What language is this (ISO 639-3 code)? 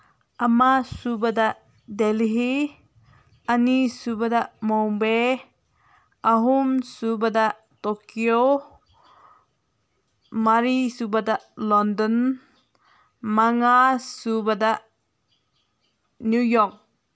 mni